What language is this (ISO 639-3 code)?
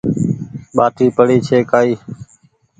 gig